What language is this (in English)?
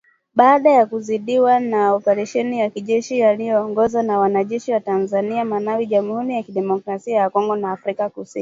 Swahili